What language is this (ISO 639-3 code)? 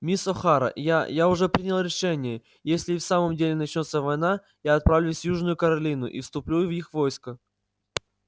rus